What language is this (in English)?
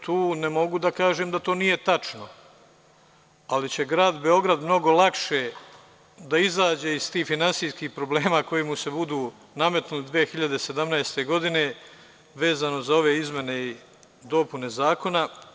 Serbian